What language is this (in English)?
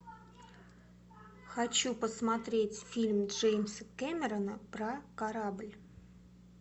Russian